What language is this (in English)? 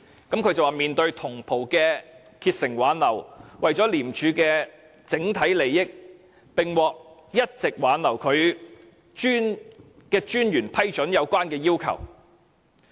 Cantonese